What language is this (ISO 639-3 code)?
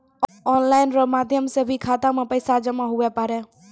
mai